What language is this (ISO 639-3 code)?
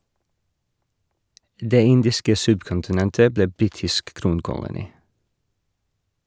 nor